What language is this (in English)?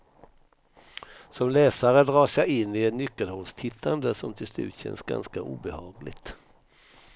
Swedish